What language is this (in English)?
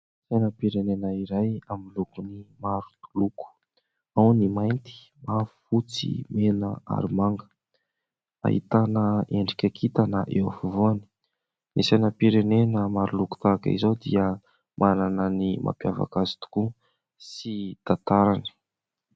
Malagasy